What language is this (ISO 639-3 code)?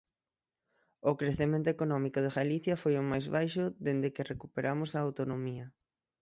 glg